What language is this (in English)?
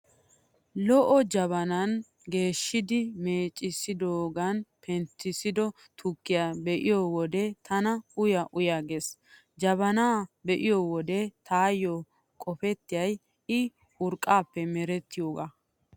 Wolaytta